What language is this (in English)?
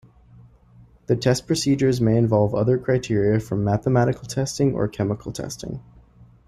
English